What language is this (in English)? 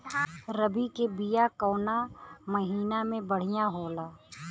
Bhojpuri